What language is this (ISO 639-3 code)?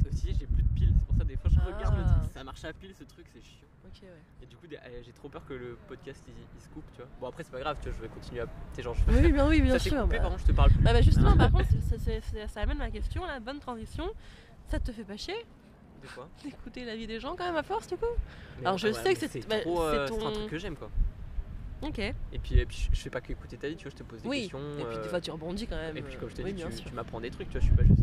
fra